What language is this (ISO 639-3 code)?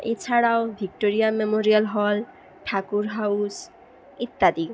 ben